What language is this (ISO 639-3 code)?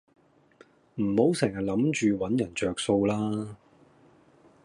yue